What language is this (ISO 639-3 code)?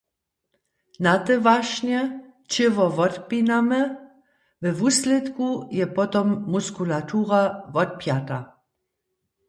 hsb